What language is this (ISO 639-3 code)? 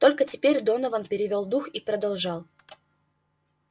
rus